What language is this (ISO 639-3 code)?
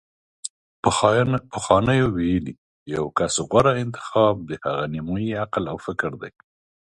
pus